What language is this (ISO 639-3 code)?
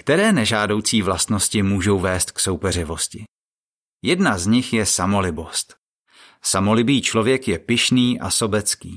ces